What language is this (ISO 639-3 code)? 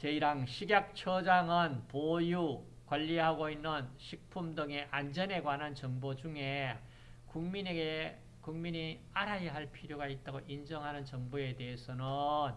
kor